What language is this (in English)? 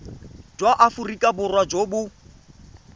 Tswana